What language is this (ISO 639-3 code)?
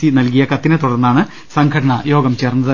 mal